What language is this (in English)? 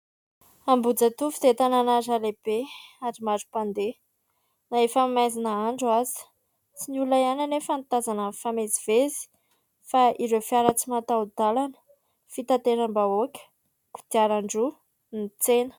Malagasy